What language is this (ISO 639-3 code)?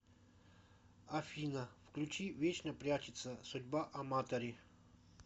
rus